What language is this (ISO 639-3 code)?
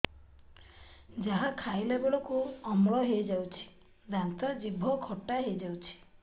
ori